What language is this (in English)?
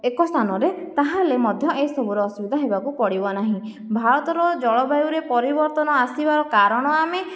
Odia